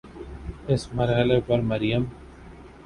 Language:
Urdu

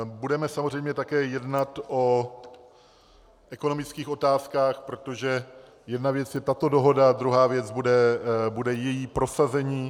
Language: Czech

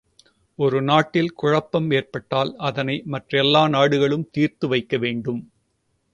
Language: Tamil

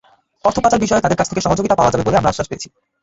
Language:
Bangla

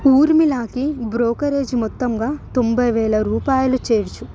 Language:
Telugu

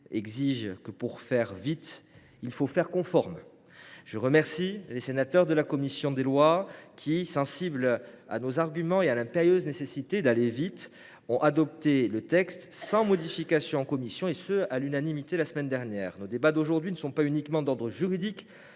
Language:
French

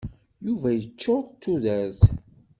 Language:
Kabyle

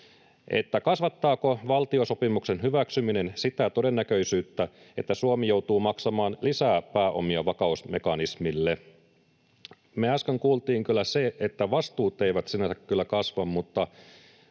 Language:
Finnish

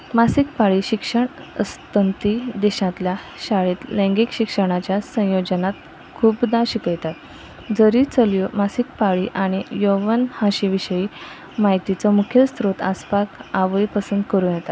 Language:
Konkani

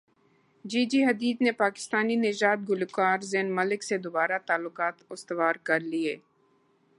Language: Urdu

